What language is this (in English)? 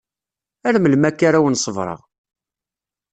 Kabyle